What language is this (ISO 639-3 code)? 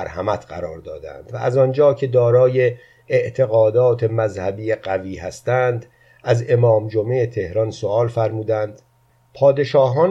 fas